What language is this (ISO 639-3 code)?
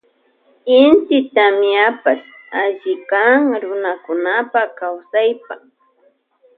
qvj